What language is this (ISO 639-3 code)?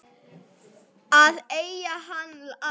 isl